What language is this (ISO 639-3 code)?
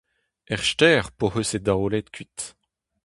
bre